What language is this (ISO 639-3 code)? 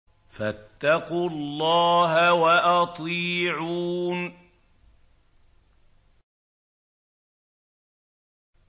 ara